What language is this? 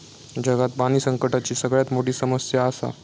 Marathi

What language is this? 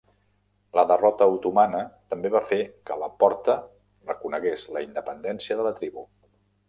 Catalan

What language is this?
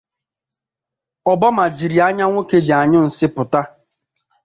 Igbo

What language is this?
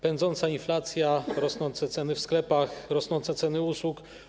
Polish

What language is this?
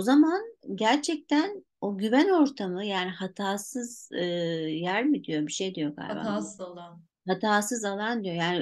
Turkish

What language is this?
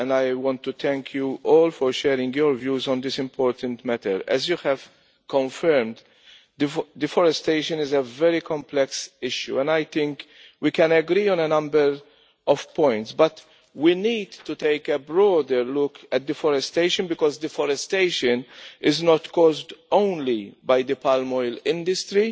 English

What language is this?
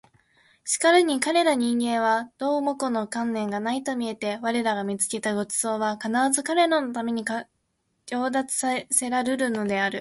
Japanese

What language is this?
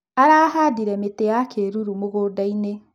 Kikuyu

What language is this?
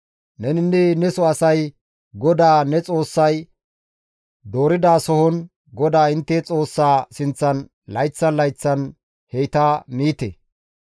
Gamo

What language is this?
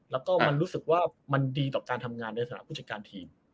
Thai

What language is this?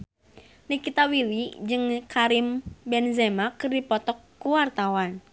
Sundanese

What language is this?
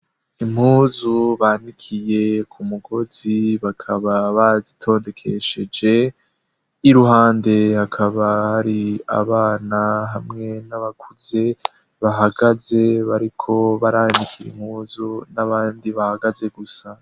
Rundi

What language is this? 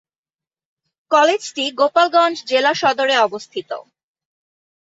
Bangla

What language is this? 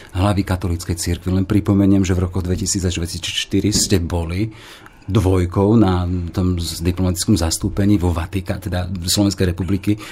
Slovak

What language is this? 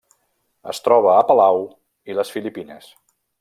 Catalan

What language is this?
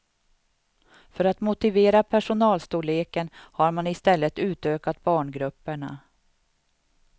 Swedish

